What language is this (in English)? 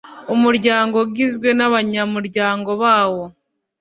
Kinyarwanda